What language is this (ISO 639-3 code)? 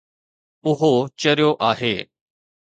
snd